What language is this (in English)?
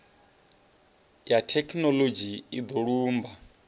Venda